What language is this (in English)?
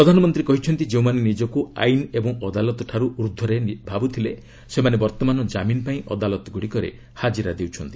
Odia